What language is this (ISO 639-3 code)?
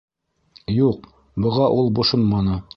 bak